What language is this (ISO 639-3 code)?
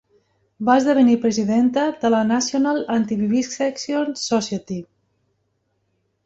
cat